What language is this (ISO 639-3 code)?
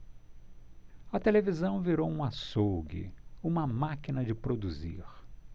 por